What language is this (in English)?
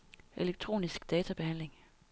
Danish